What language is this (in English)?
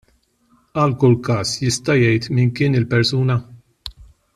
Maltese